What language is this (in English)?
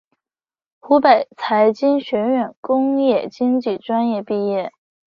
Chinese